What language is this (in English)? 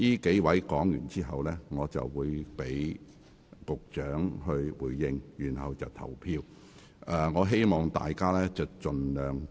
Cantonese